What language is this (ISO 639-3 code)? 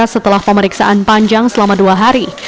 ind